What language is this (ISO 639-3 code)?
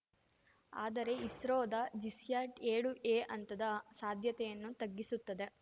kan